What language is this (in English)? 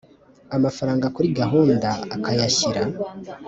Kinyarwanda